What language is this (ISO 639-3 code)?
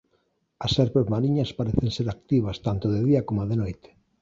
glg